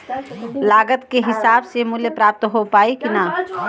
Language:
Bhojpuri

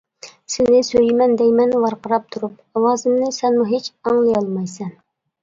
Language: Uyghur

